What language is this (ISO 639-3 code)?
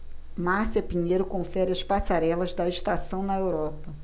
por